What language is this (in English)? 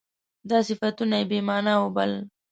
Pashto